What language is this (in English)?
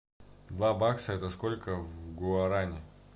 Russian